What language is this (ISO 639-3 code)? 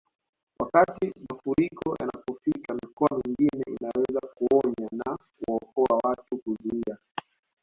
swa